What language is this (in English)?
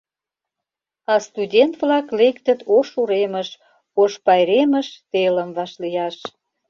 Mari